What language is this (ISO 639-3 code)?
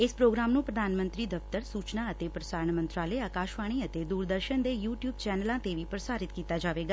pan